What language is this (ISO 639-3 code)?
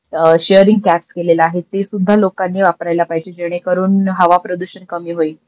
mar